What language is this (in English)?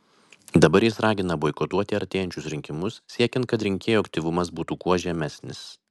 Lithuanian